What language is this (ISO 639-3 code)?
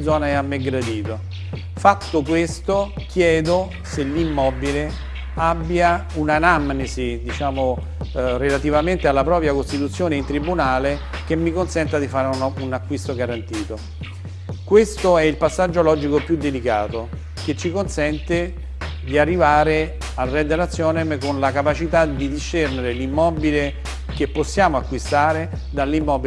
ita